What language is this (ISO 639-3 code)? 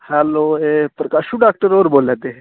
doi